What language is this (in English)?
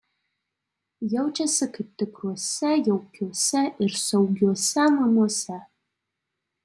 Lithuanian